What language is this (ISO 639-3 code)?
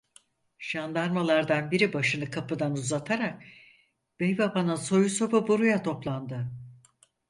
tur